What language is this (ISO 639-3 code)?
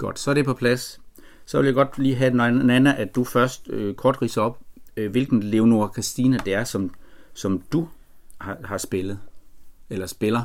dan